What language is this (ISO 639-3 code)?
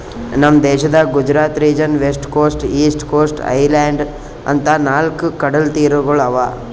kan